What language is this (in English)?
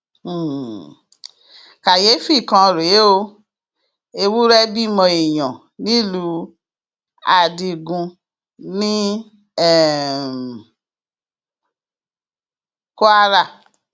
Yoruba